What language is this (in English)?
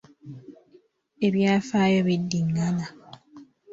Ganda